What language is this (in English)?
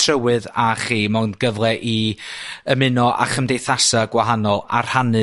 Welsh